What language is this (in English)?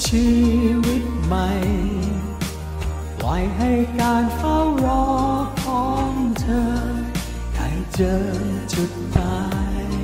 Thai